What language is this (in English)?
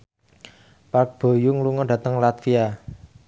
Javanese